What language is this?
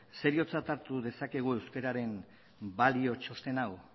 Basque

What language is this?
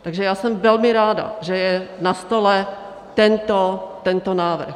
Czech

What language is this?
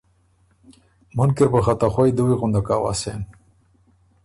Ormuri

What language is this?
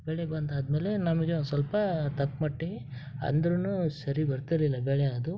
Kannada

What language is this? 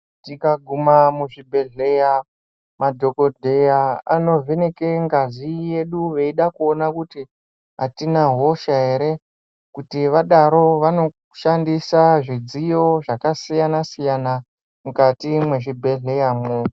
Ndau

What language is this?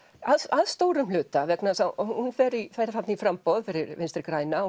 Icelandic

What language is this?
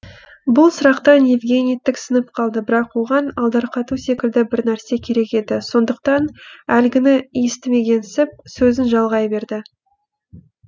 Kazakh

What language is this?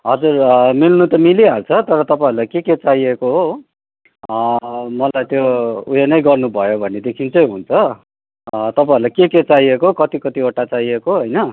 Nepali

